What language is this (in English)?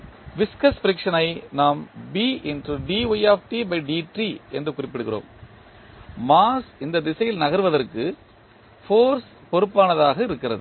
Tamil